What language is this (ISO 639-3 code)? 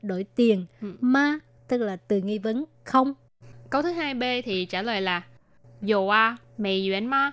vie